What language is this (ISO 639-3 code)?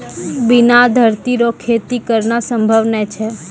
mai